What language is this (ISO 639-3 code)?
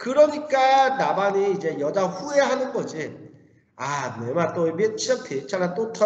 kor